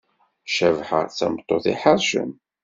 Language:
Kabyle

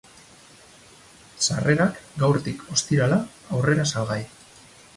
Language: Basque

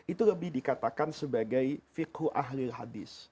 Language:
Indonesian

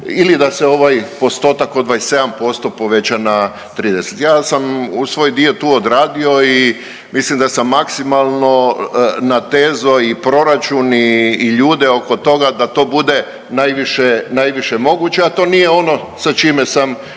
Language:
Croatian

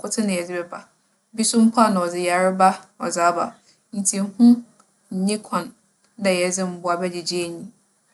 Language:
Akan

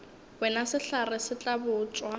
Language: Northern Sotho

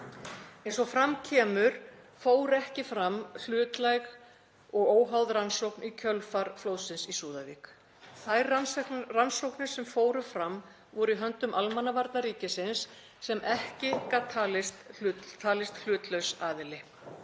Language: Icelandic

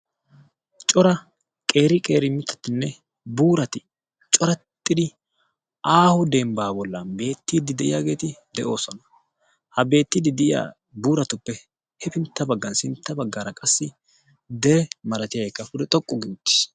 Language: Wolaytta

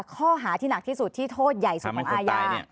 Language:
Thai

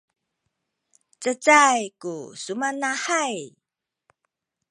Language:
Sakizaya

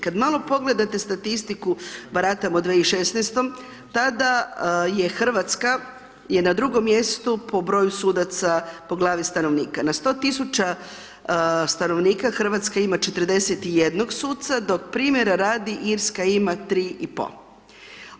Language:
Croatian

